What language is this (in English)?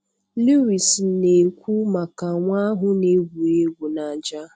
Igbo